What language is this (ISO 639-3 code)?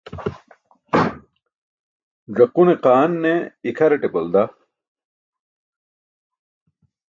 bsk